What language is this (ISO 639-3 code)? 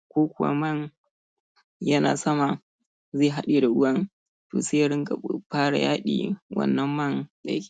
hau